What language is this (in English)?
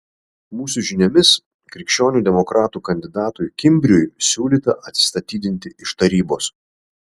Lithuanian